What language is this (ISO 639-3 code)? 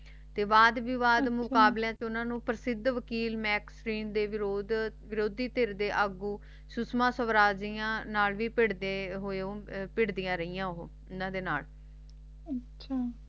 pan